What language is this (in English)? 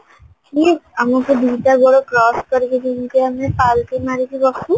Odia